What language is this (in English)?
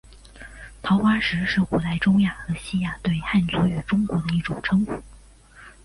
Chinese